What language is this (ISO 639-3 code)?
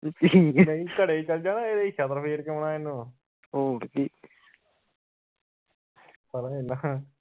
pan